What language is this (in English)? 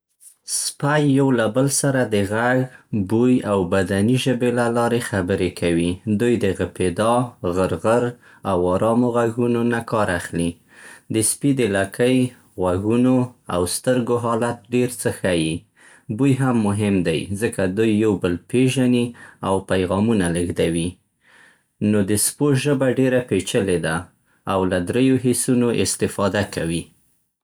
Central Pashto